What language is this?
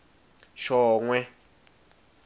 Swati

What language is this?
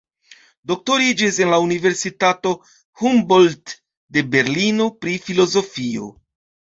Esperanto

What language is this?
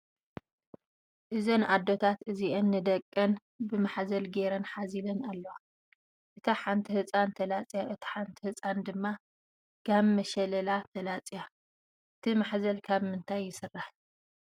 Tigrinya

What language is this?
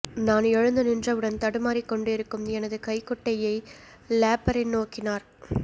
Tamil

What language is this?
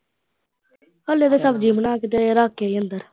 Punjabi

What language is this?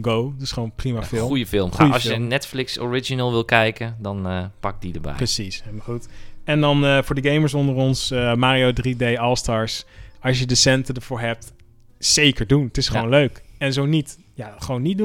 Dutch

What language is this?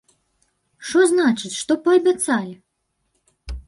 Belarusian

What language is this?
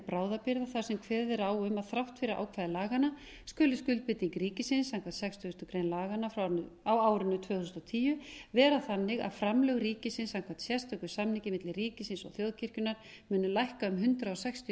Icelandic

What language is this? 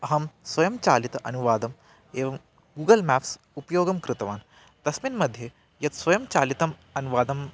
Sanskrit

